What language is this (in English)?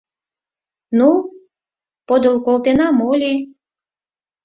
Mari